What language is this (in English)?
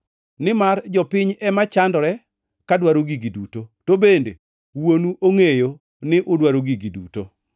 Luo (Kenya and Tanzania)